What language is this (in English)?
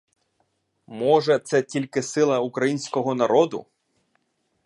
Ukrainian